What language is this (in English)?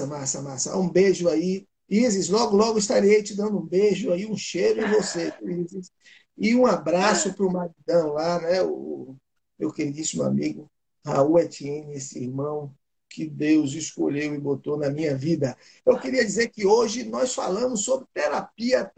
Portuguese